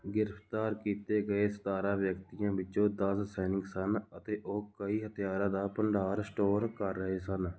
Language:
Punjabi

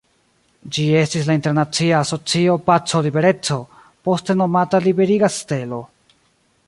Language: Esperanto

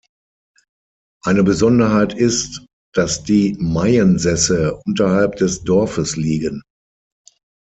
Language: German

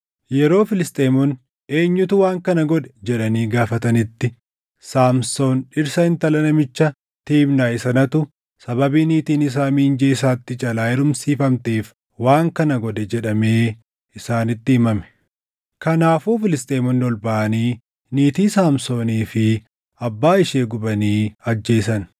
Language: Oromo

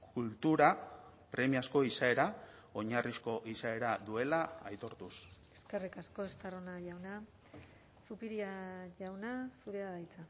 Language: Basque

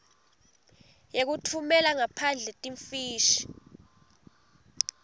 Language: Swati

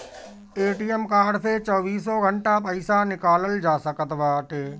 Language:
Bhojpuri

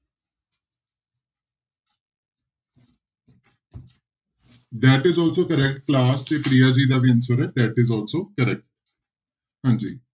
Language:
Punjabi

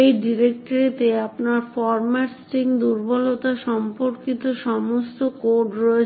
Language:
Bangla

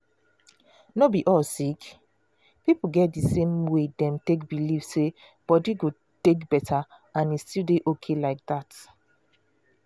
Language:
Nigerian Pidgin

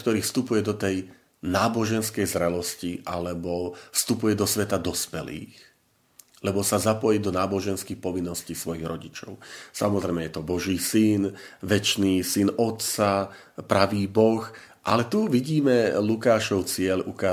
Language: Slovak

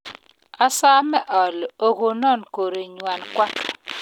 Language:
Kalenjin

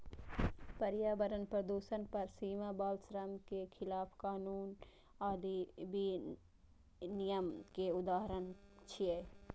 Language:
Maithili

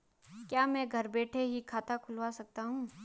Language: Hindi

